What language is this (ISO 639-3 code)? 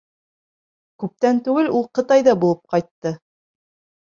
bak